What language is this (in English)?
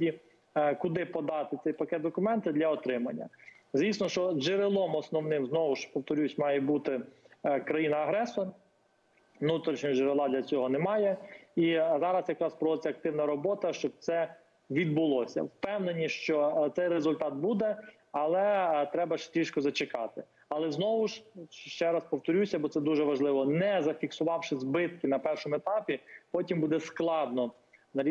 Ukrainian